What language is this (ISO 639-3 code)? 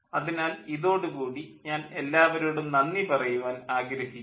mal